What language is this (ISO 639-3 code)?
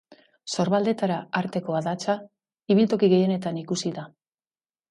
eus